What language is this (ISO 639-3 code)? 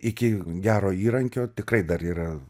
lit